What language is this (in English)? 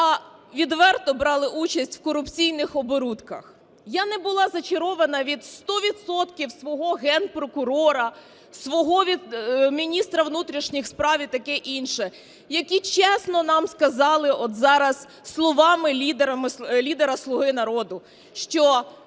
Ukrainian